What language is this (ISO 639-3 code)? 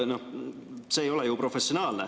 est